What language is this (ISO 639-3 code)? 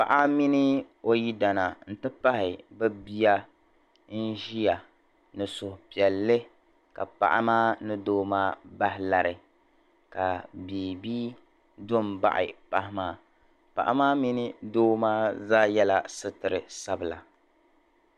dag